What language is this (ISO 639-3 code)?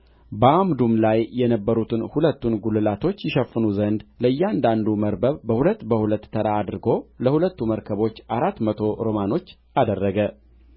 amh